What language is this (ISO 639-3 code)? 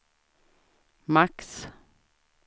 swe